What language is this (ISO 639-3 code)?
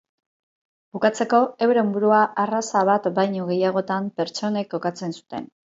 eus